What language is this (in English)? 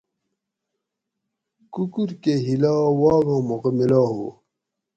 Gawri